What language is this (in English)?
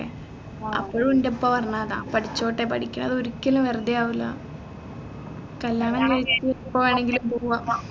Malayalam